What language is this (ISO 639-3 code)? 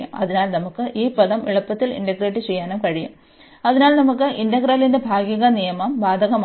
mal